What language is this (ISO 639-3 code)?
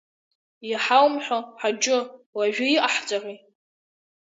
abk